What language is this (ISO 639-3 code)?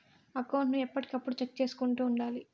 tel